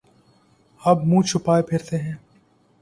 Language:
Urdu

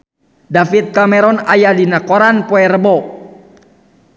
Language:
Sundanese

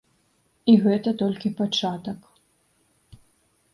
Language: Belarusian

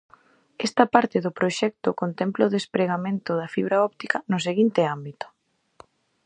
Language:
Galician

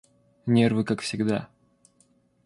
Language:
Russian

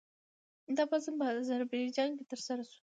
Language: Pashto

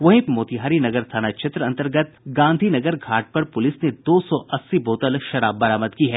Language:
Hindi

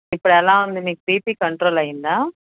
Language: Telugu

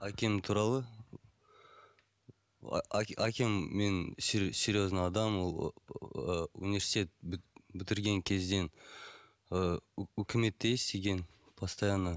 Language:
Kazakh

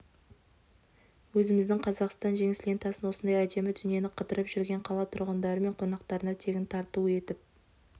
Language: Kazakh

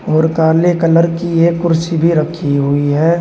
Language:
Hindi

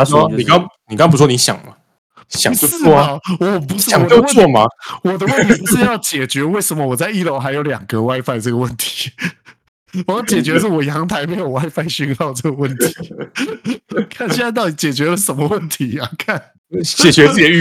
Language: Chinese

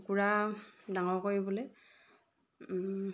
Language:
Assamese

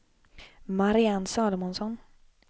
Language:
Swedish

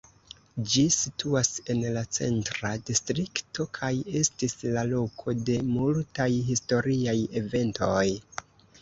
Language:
Esperanto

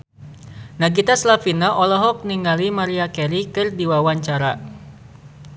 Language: Sundanese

